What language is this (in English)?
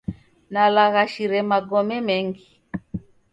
Taita